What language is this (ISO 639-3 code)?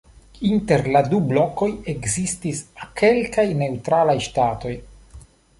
epo